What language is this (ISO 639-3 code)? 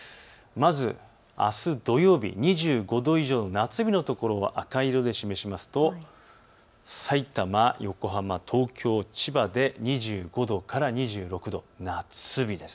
jpn